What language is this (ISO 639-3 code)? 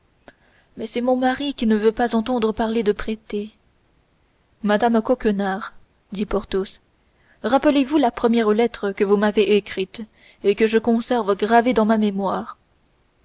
fra